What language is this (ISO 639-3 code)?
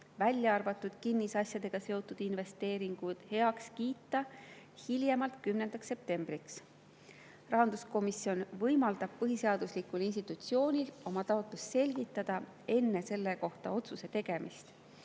est